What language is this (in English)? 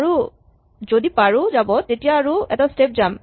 Assamese